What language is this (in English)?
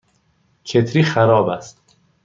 Persian